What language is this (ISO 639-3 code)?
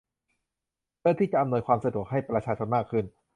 tha